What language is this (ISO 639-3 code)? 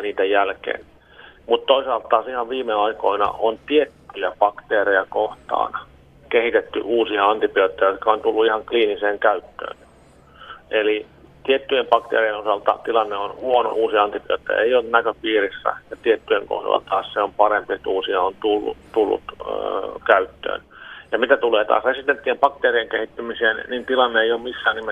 fin